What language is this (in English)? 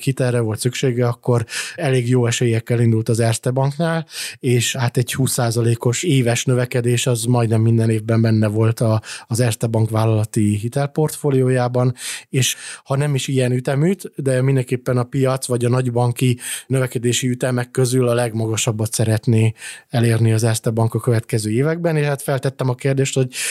Hungarian